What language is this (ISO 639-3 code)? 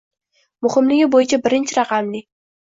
uzb